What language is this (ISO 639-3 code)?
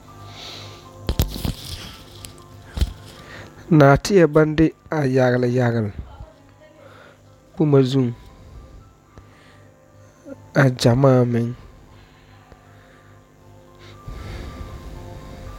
dga